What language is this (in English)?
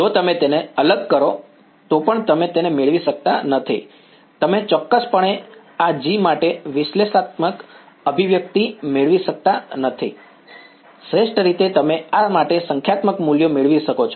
Gujarati